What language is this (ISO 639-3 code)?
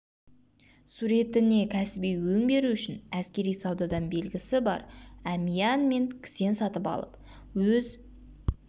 kaz